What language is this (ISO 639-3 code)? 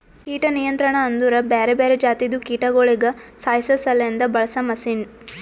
kan